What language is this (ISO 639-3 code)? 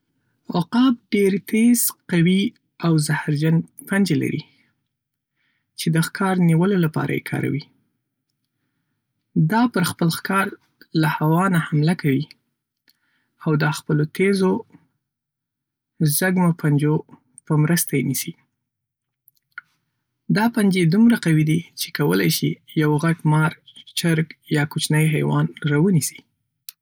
pus